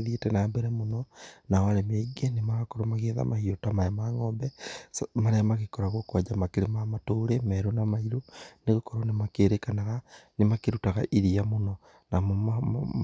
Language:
Kikuyu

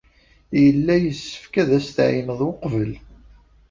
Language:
Kabyle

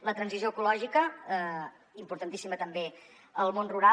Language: Catalan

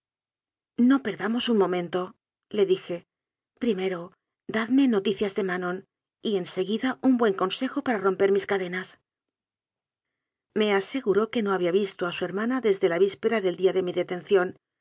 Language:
Spanish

